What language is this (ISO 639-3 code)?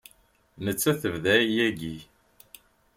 kab